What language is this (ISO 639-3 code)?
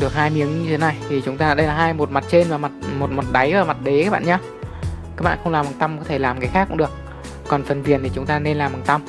vie